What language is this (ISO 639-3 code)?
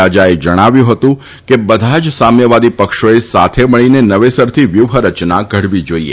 guj